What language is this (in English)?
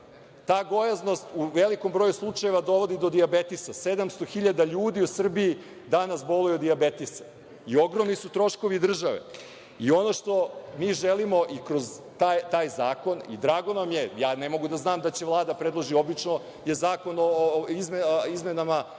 Serbian